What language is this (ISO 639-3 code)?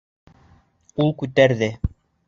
bak